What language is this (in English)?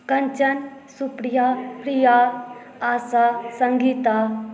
Maithili